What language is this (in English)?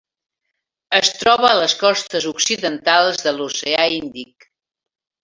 Catalan